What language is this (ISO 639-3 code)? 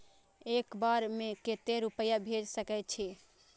mai